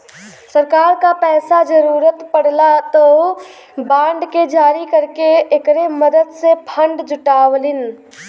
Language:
Bhojpuri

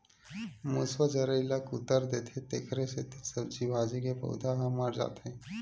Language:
Chhattisgarhi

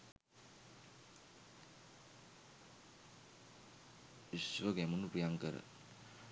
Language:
Sinhala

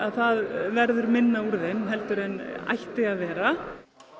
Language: Icelandic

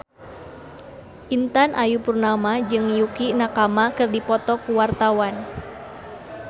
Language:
Sundanese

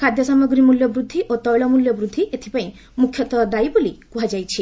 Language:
Odia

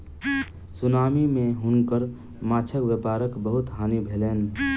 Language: Maithili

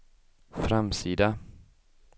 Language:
Swedish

